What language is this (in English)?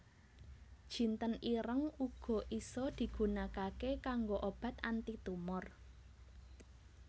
Javanese